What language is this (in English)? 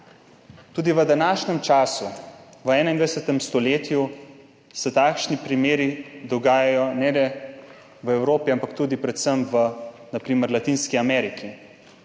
Slovenian